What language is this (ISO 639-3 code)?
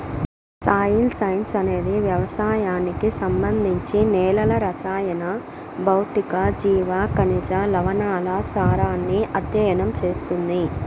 tel